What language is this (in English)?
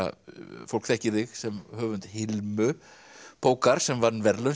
Icelandic